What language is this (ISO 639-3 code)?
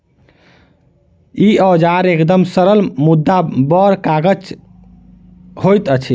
mai